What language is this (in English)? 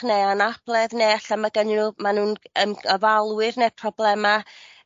Welsh